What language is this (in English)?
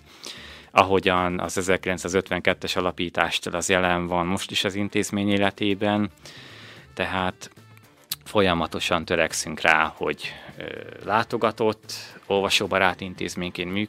Hungarian